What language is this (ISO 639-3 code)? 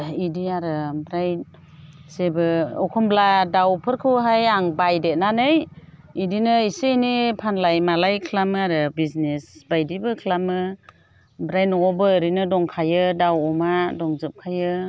brx